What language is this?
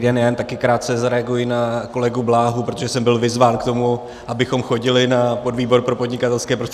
Czech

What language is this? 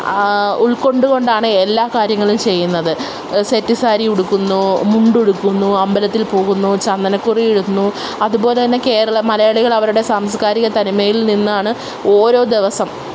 Malayalam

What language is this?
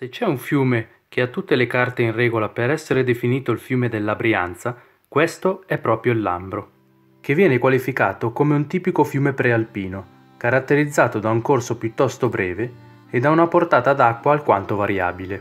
Italian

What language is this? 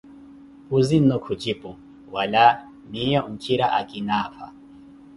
Koti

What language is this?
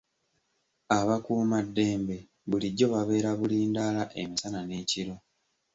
Ganda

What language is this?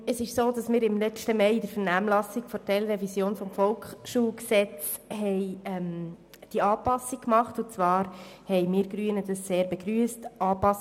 Swiss German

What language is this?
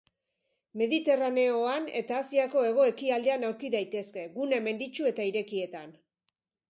Basque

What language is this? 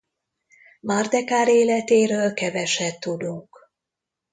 Hungarian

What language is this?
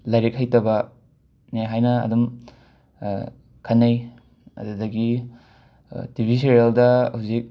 Manipuri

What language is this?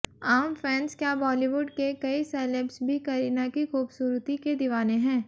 Hindi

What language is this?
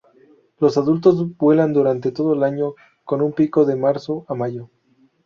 Spanish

